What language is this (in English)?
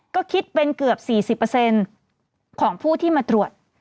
Thai